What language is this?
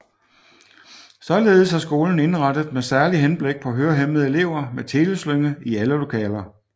Danish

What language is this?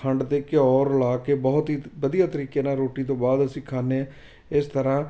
Punjabi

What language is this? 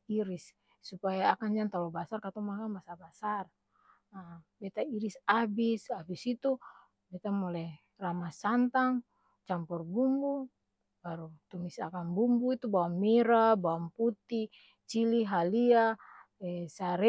Ambonese Malay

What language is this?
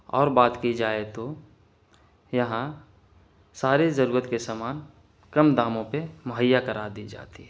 Urdu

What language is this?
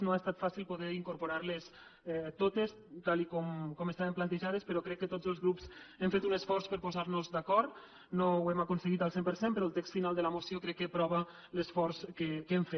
Catalan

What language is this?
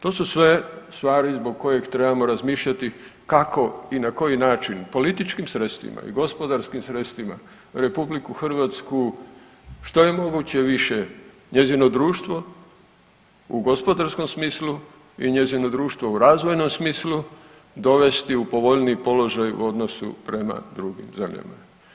Croatian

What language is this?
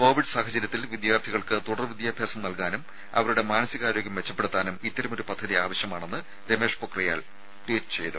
Malayalam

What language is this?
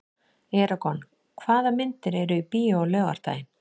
Icelandic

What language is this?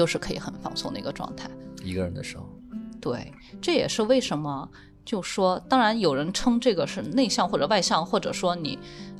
Chinese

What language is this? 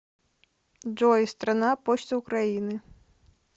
Russian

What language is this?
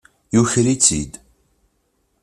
Kabyle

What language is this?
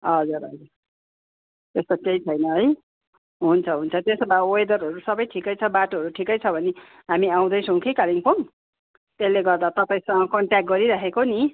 Nepali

